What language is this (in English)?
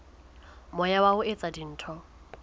Southern Sotho